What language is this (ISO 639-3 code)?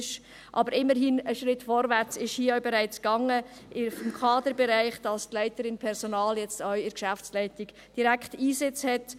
gsw